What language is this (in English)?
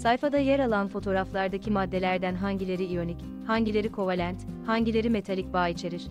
Turkish